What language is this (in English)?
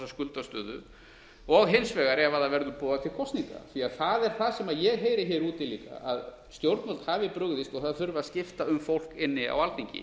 Icelandic